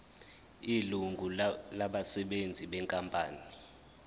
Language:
Zulu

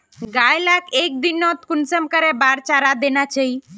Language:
Magahi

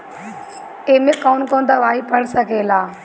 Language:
Bhojpuri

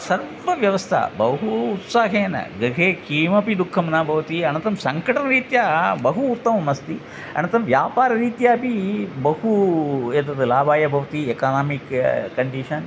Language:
Sanskrit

